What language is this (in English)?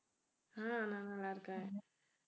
Tamil